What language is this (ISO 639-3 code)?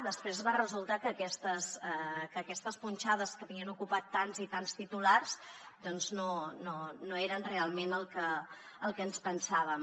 cat